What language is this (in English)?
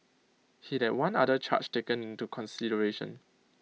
English